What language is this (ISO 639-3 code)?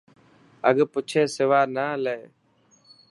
mki